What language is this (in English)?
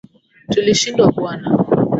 Swahili